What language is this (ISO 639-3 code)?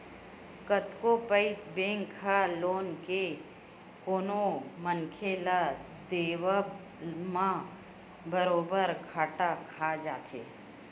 hne